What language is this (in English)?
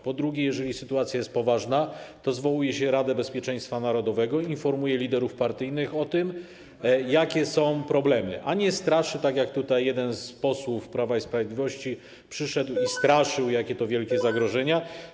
Polish